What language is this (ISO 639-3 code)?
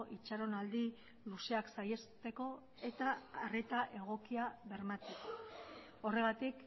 eus